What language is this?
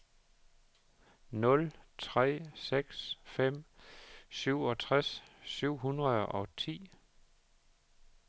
Danish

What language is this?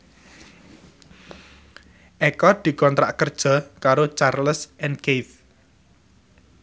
Javanese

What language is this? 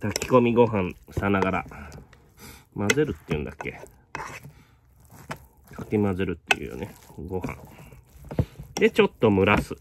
Japanese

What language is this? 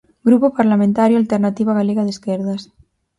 Galician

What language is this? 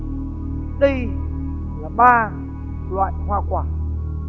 Vietnamese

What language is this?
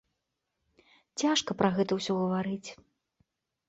Belarusian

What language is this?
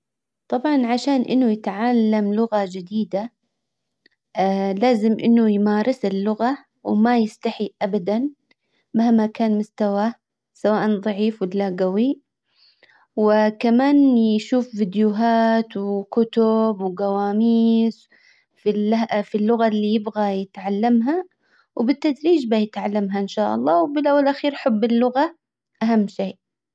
Hijazi Arabic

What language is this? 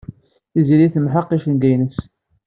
Kabyle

